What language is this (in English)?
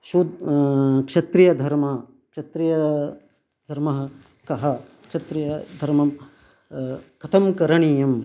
Sanskrit